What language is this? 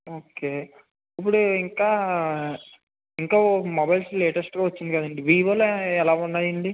Telugu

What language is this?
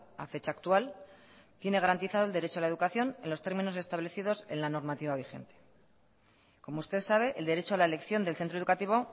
Spanish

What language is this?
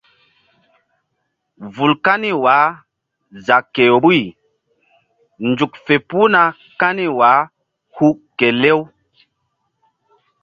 Mbum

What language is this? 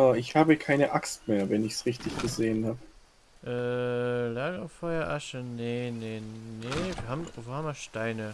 German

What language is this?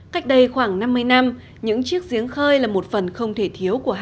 Vietnamese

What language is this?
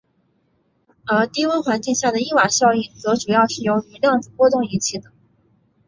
Chinese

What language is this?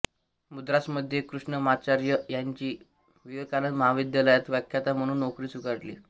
Marathi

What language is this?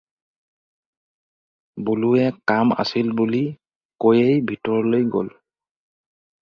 Assamese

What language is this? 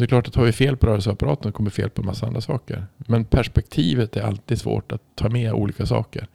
Swedish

